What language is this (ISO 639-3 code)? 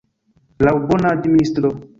epo